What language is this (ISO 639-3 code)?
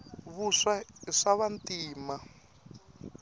tso